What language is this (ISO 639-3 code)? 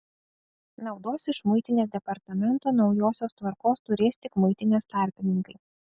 lit